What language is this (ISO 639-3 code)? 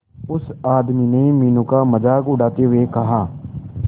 hin